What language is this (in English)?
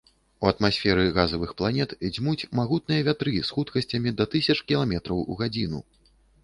Belarusian